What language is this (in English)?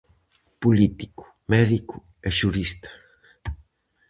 Galician